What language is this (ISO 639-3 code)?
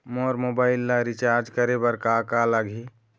hne